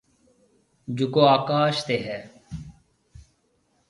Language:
Marwari (Pakistan)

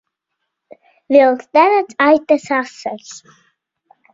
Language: Latvian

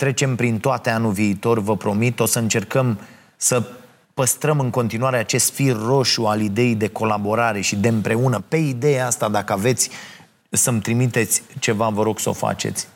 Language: Romanian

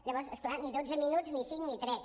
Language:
Catalan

